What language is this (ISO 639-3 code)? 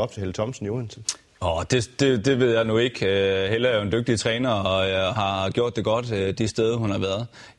dan